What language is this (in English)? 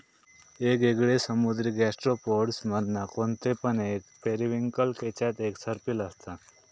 Marathi